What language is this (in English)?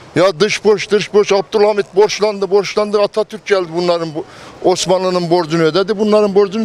Turkish